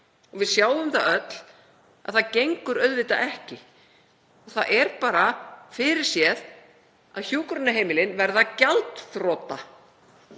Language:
Icelandic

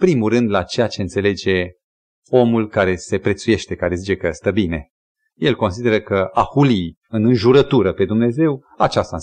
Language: Romanian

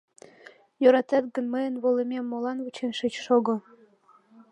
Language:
Mari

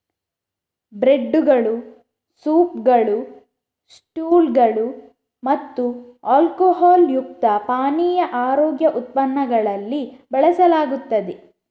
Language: Kannada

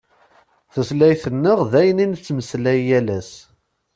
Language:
Kabyle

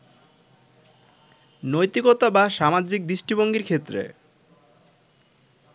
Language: Bangla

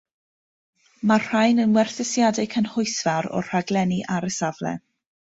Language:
Welsh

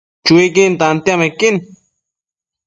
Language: Matsés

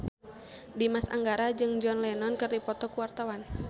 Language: Sundanese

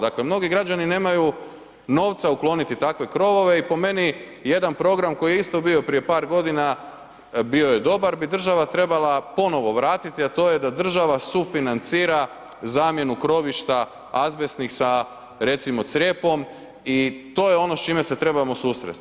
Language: Croatian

